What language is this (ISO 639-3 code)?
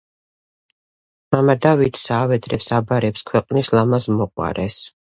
kat